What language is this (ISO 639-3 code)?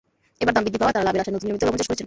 ben